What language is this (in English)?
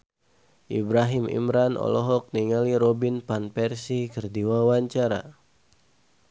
Sundanese